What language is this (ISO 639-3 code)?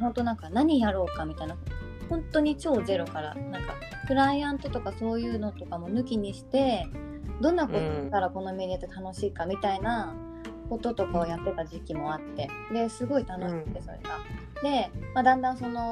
jpn